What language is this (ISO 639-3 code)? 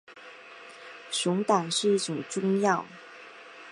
zho